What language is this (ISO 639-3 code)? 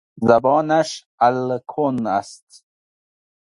fas